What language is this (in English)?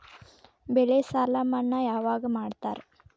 Kannada